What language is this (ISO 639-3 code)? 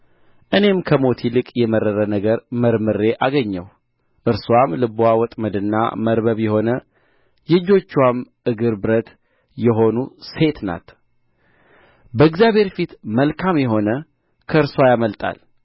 amh